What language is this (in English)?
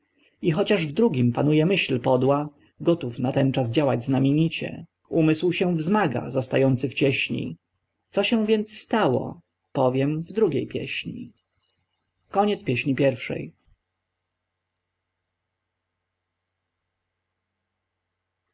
Polish